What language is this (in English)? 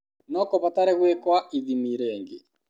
Kikuyu